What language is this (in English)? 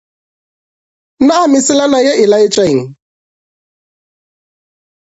Northern Sotho